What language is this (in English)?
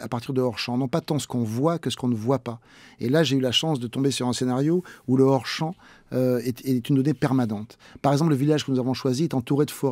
French